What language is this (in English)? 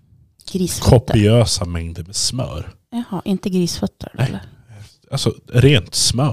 Swedish